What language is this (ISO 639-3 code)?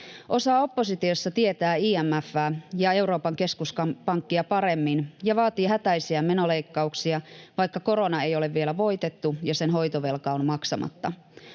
fin